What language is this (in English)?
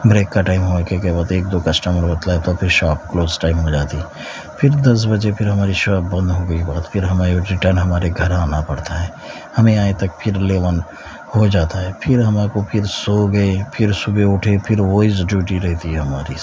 Urdu